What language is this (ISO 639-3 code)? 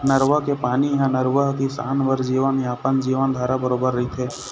hne